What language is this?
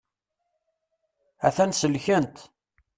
Kabyle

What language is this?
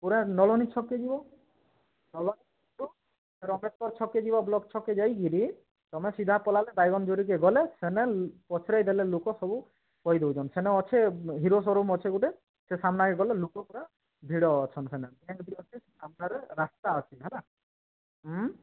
Odia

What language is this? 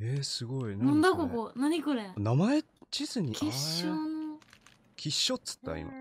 Japanese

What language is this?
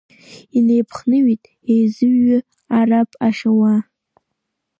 Abkhazian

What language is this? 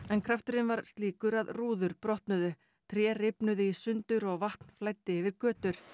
Icelandic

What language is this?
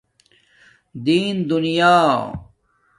Domaaki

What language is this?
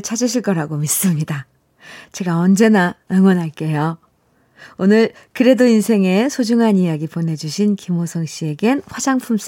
Korean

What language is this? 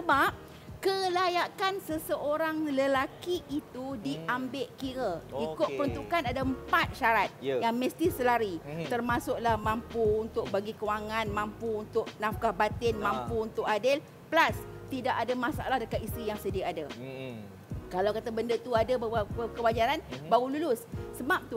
Malay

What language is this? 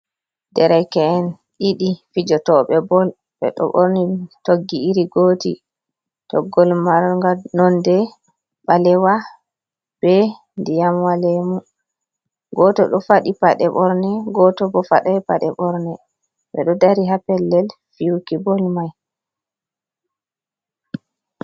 Fula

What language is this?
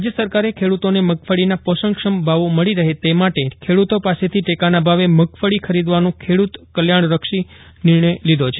Gujarati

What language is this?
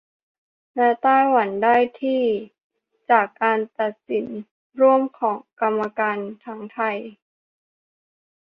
Thai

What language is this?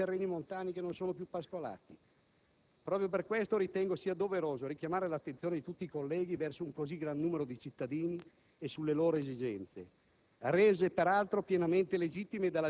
Italian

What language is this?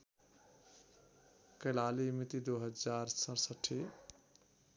Nepali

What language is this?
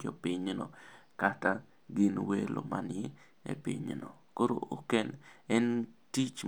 Luo (Kenya and Tanzania)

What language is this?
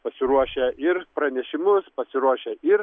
Lithuanian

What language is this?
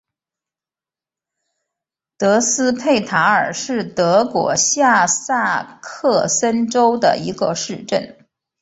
Chinese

